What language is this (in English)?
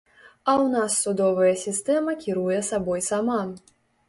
Belarusian